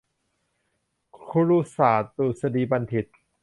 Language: Thai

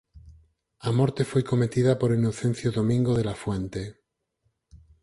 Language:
Galician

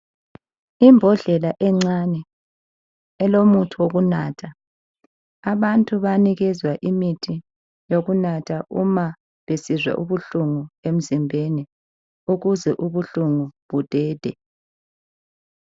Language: North Ndebele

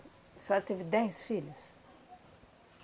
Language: Portuguese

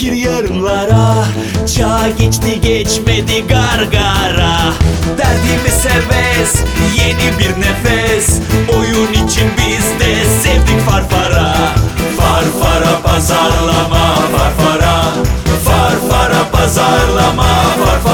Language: Turkish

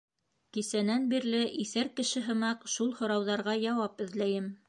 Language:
Bashkir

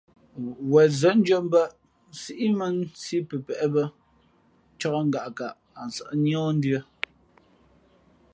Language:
Fe'fe'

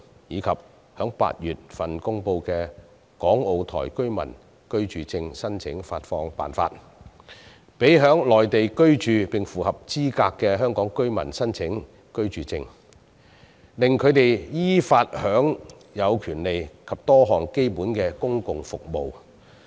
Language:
Cantonese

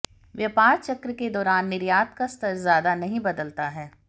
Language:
Hindi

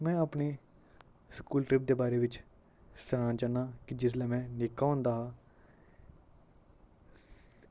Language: Dogri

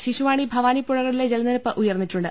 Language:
Malayalam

